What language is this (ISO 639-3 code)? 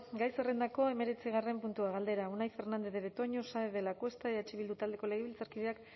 eus